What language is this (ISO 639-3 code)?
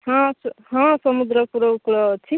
ori